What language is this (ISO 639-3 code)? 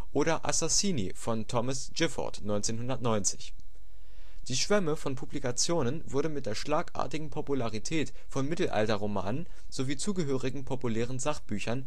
deu